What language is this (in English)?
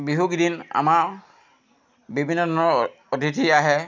Assamese